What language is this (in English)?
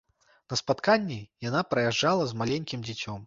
Belarusian